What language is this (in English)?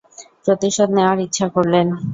Bangla